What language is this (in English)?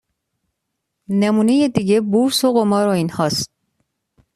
Persian